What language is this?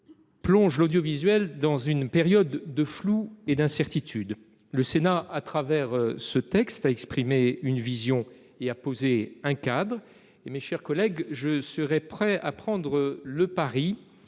French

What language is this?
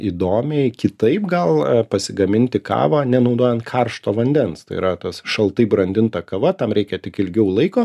Lithuanian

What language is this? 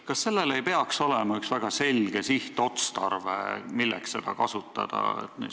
Estonian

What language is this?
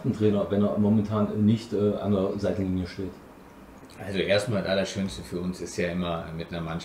German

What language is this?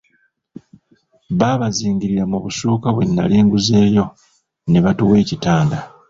Ganda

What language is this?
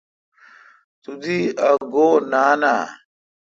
Kalkoti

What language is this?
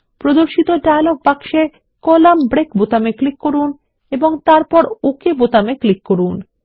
Bangla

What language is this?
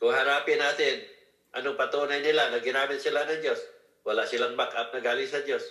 Filipino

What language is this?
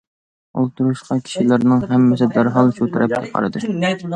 Uyghur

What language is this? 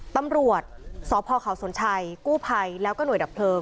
Thai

